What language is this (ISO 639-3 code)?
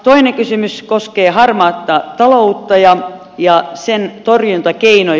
fin